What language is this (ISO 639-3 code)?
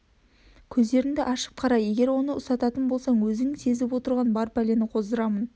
kaz